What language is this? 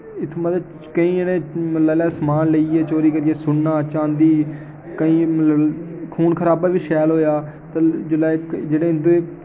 Dogri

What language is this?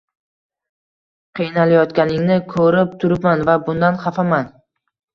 Uzbek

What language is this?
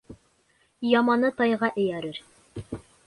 Bashkir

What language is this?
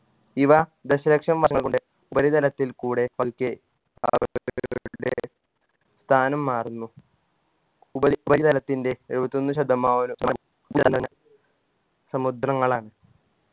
Malayalam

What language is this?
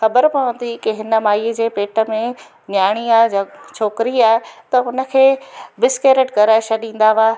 Sindhi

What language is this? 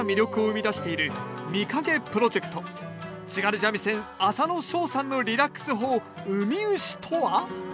Japanese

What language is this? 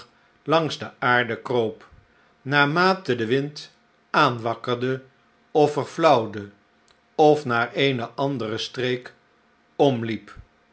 Dutch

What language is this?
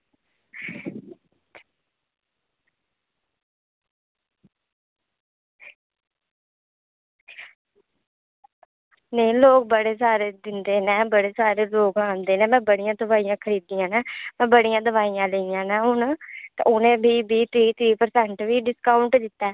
Dogri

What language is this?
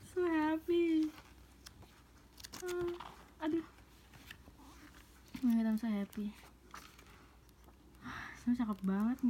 Indonesian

